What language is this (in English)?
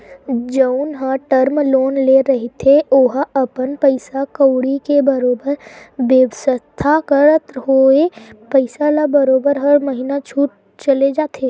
Chhattisgarhi